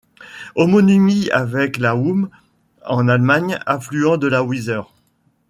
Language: French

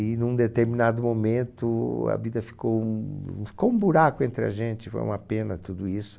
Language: Portuguese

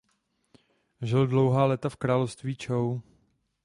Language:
Czech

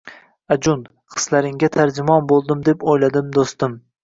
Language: Uzbek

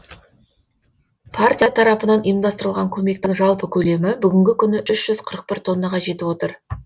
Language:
Kazakh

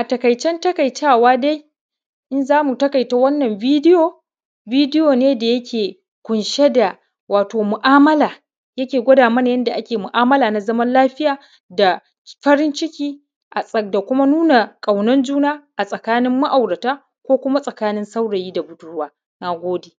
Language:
Hausa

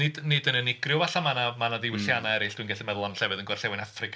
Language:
Welsh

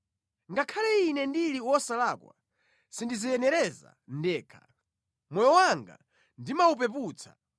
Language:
Nyanja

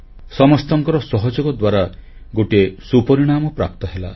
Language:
Odia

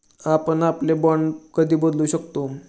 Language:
Marathi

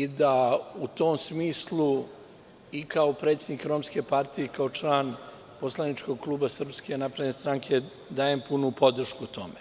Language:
Serbian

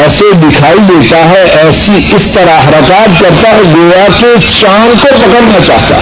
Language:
Urdu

